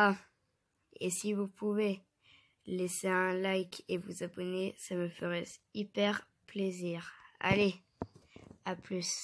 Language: French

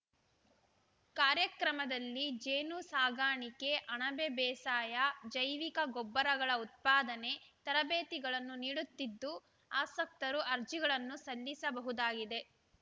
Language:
Kannada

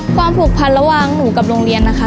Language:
Thai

